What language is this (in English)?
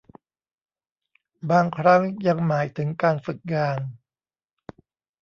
Thai